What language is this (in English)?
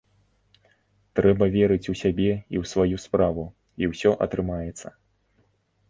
Belarusian